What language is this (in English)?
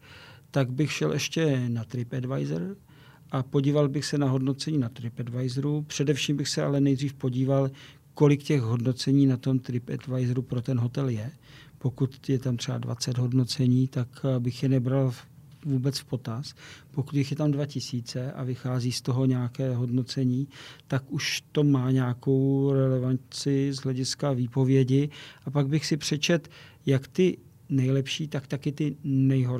Czech